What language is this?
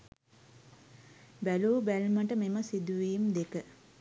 Sinhala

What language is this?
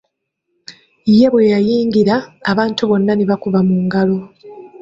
Ganda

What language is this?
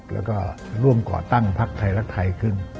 Thai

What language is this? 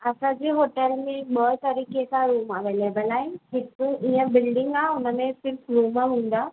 Sindhi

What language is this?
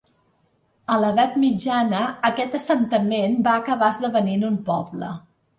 Catalan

